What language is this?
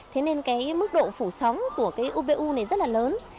Vietnamese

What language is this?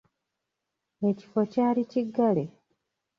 Ganda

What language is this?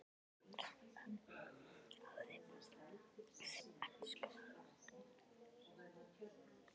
Icelandic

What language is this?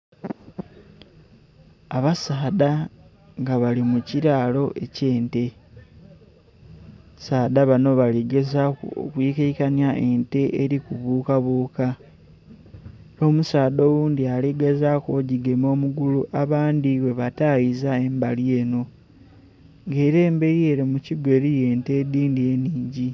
Soga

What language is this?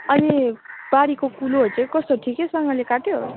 Nepali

